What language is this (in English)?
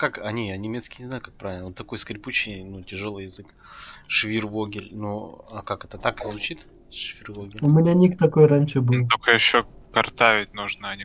Russian